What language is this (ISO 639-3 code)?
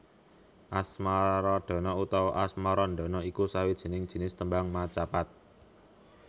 jav